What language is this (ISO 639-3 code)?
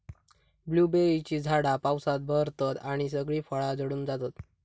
mar